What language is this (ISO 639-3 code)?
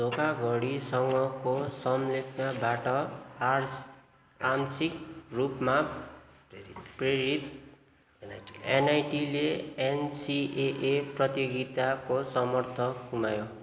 nep